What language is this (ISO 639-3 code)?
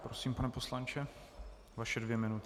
ces